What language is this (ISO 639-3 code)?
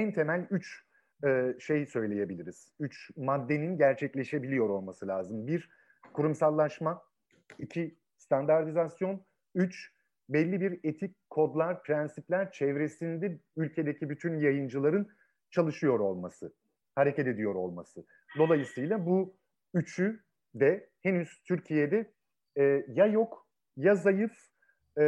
tur